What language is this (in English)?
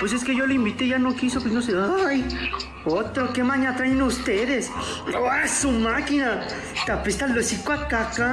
Spanish